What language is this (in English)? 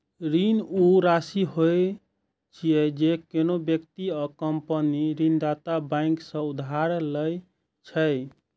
Maithili